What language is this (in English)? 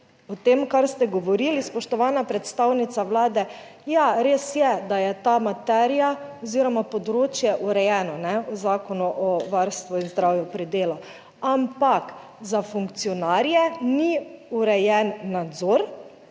Slovenian